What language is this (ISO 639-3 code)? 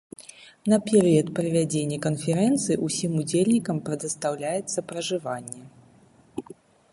bel